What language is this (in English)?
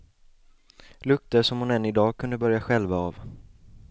Swedish